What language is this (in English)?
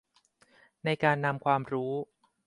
Thai